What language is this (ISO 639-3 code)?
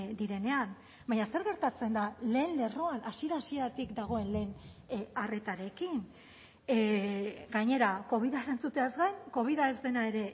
eus